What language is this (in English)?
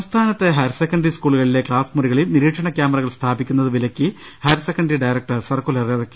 Malayalam